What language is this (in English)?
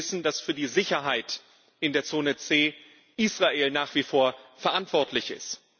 German